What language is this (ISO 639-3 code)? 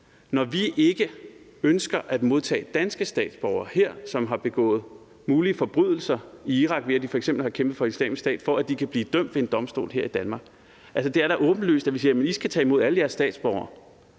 dan